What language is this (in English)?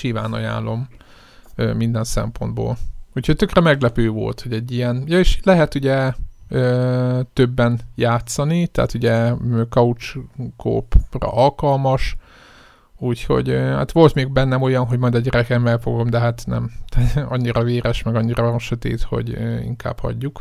Hungarian